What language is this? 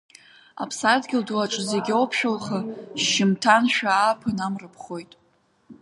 Abkhazian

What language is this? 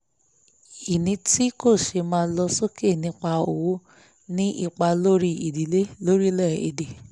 Yoruba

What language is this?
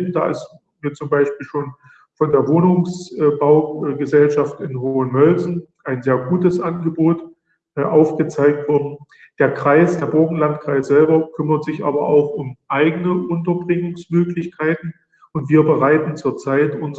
German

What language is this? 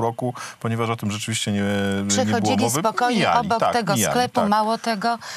Polish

